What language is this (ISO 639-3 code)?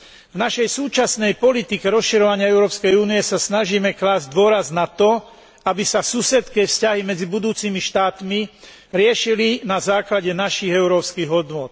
slk